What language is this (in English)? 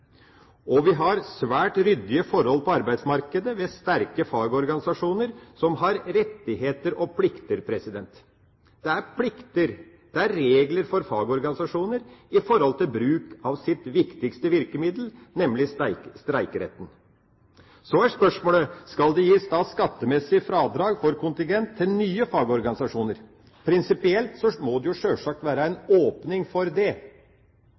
Norwegian Bokmål